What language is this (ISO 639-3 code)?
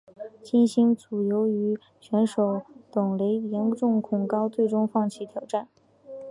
zho